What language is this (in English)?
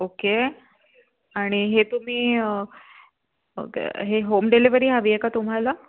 Marathi